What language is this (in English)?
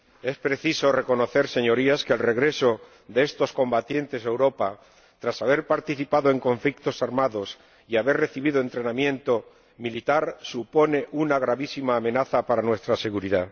Spanish